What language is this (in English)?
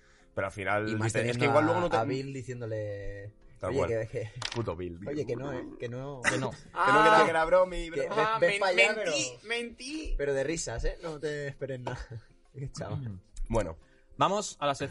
Spanish